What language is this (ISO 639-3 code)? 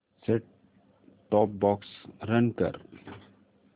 mar